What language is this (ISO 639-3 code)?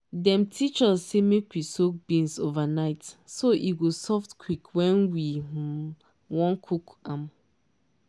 pcm